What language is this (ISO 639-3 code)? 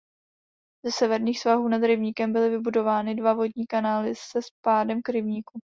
ces